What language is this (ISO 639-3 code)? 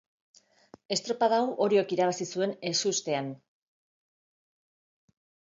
eus